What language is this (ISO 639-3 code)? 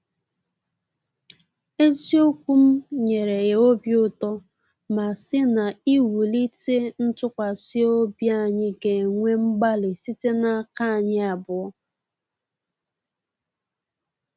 ibo